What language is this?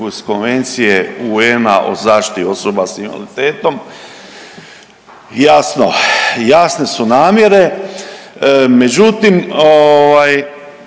Croatian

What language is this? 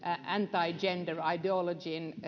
Finnish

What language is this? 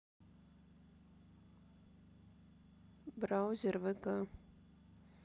Russian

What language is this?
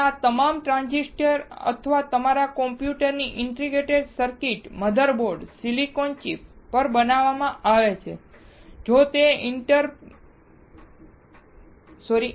Gujarati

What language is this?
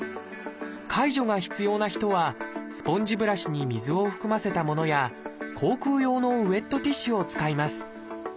Japanese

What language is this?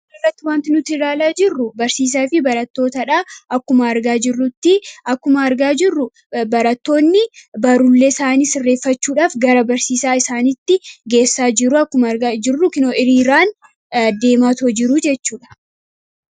Oromo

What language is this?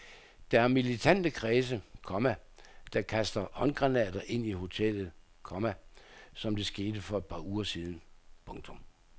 Danish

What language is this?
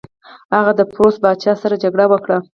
Pashto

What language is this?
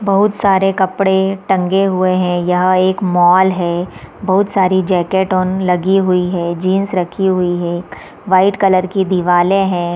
Hindi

